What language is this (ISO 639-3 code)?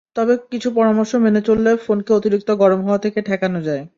ben